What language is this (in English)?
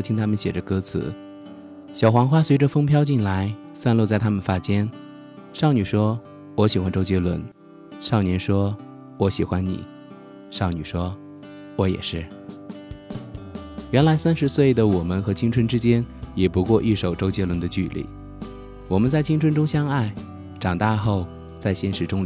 Chinese